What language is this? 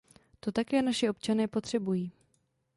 Czech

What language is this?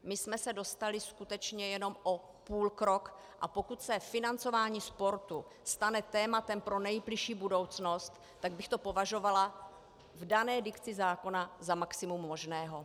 Czech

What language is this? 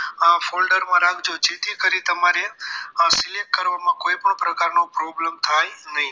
Gujarati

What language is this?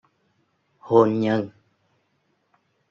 Vietnamese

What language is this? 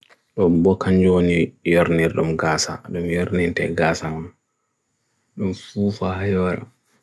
Bagirmi Fulfulde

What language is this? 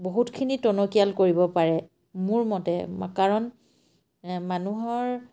Assamese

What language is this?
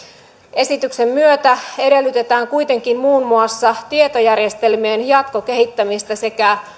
Finnish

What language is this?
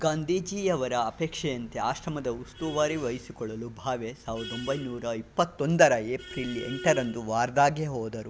Kannada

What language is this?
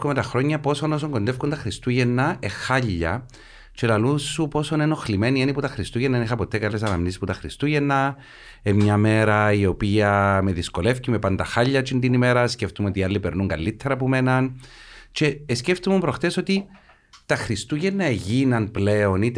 Greek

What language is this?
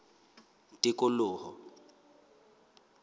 Southern Sotho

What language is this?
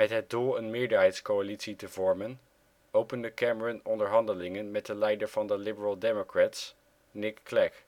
Dutch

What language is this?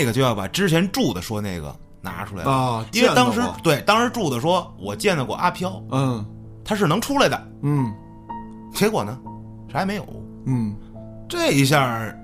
Chinese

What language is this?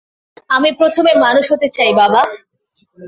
Bangla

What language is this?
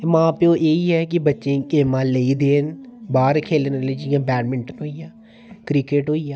Dogri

